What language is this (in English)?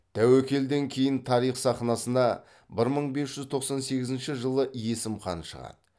Kazakh